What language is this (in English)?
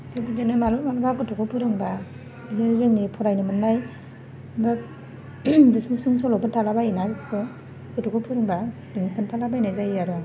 Bodo